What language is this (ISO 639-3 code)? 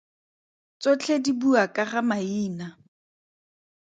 tsn